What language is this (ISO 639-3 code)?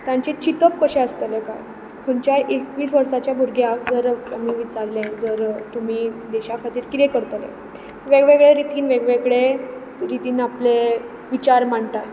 kok